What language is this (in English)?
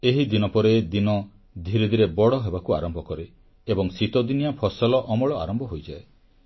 Odia